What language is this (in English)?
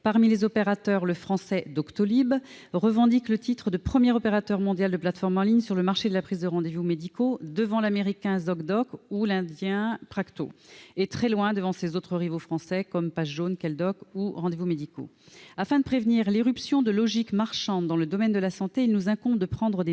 French